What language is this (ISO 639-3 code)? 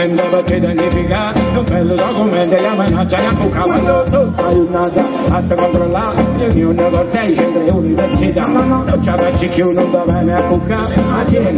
ita